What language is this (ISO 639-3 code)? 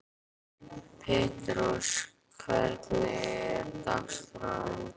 isl